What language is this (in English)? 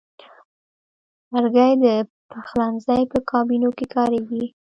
Pashto